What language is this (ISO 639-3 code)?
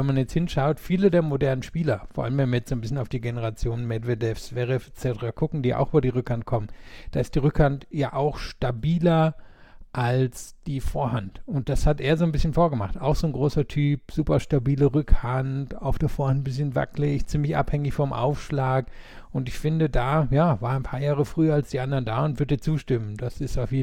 deu